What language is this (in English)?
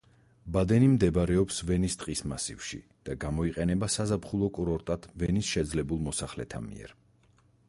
Georgian